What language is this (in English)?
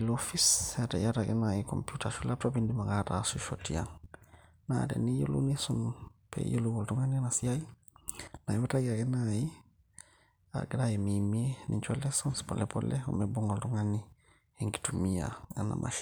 Masai